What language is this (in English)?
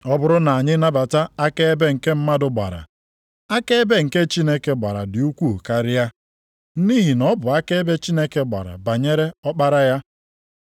Igbo